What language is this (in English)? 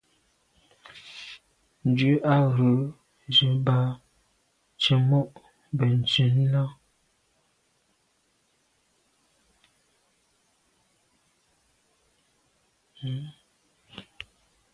Medumba